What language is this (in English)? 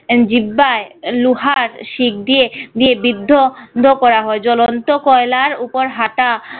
Bangla